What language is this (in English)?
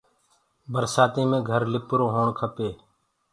Gurgula